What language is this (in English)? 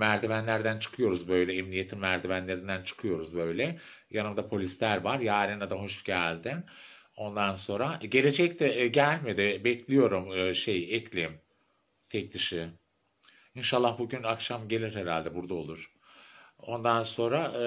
Turkish